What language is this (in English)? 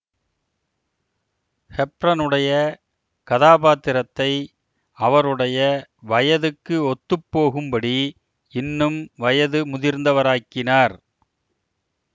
Tamil